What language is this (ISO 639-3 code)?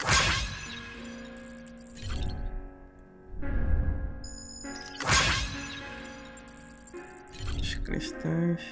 por